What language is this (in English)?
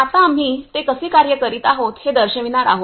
Marathi